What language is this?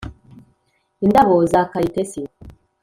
Kinyarwanda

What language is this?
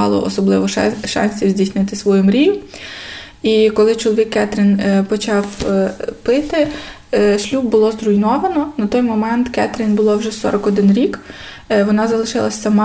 Ukrainian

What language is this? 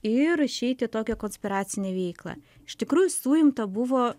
Lithuanian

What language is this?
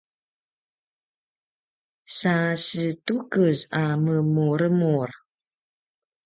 Paiwan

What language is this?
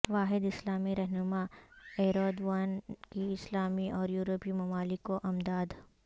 Urdu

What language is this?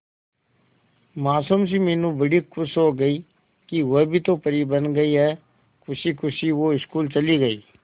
Hindi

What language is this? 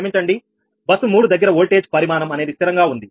Telugu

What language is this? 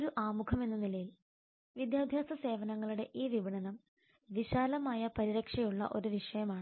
Malayalam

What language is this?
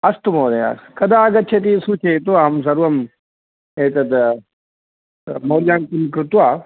Sanskrit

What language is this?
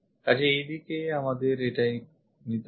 Bangla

